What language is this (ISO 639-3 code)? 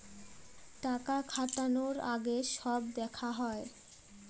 ben